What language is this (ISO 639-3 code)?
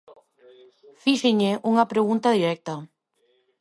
glg